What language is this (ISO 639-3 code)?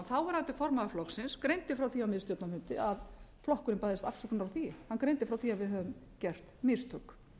isl